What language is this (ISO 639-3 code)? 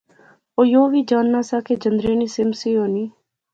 phr